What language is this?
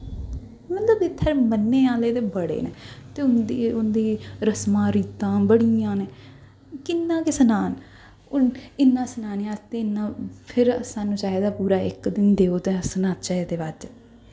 Dogri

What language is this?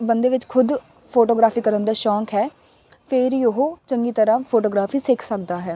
Punjabi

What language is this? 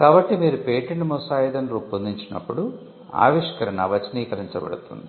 Telugu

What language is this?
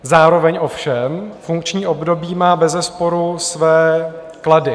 Czech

